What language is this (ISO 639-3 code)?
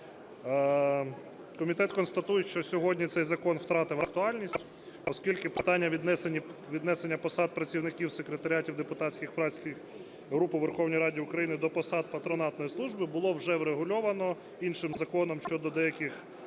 ukr